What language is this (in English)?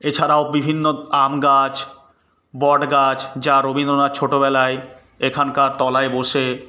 Bangla